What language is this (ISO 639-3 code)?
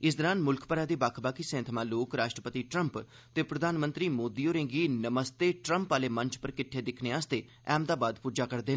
doi